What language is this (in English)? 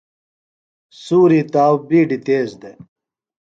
Phalura